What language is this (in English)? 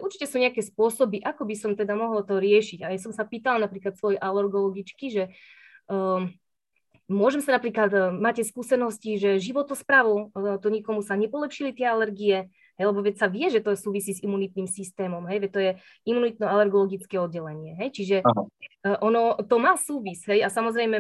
Slovak